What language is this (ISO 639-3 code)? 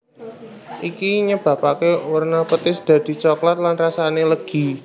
jav